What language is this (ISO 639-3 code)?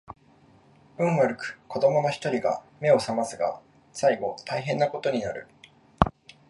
jpn